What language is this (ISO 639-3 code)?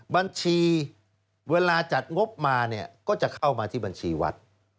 tha